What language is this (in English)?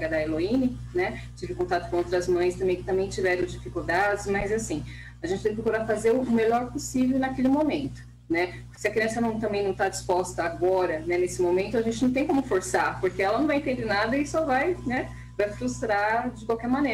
Portuguese